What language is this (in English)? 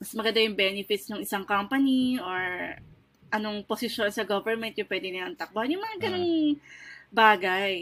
Filipino